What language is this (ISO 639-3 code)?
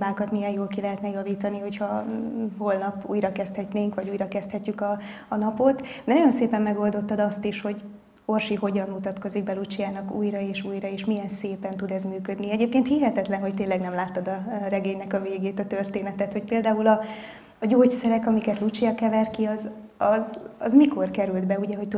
hun